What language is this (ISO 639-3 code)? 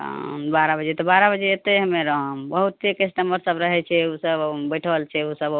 mai